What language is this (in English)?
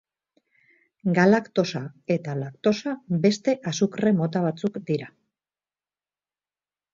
Basque